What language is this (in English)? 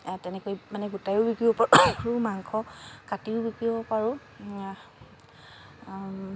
Assamese